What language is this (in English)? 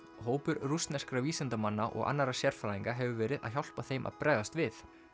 Icelandic